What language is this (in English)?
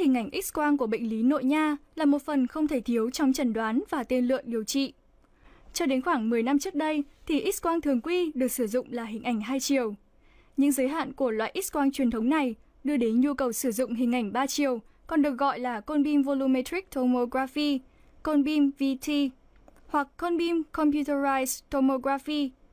Vietnamese